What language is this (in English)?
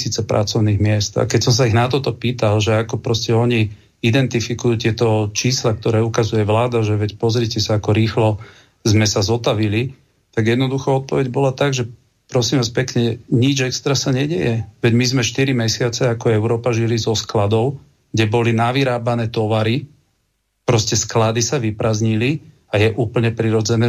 Slovak